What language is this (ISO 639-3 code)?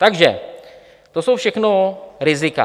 ces